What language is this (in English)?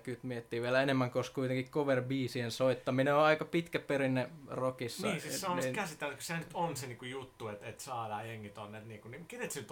Finnish